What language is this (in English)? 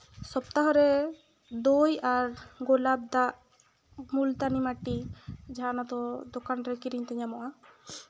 Santali